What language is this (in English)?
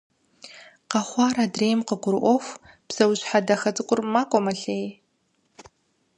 Kabardian